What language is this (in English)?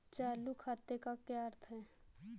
Hindi